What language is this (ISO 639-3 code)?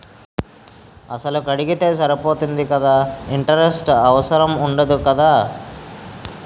tel